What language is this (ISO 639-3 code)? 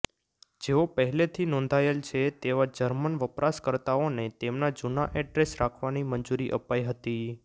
guj